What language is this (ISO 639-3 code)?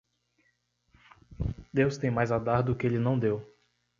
por